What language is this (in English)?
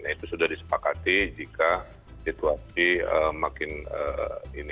Indonesian